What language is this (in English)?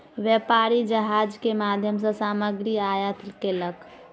Maithili